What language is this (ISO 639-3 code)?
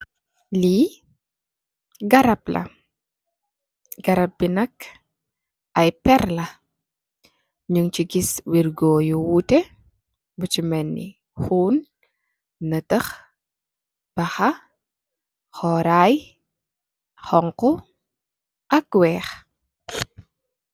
wol